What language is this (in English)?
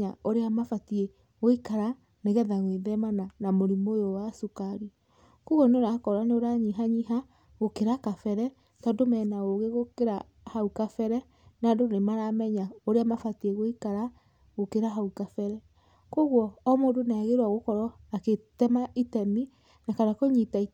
Kikuyu